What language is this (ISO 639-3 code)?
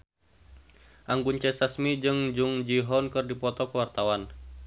sun